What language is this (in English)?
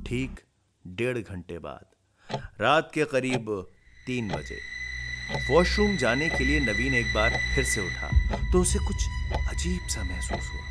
Hindi